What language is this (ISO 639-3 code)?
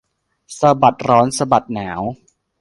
tha